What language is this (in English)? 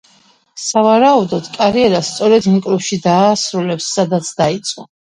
Georgian